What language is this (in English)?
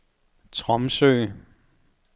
Danish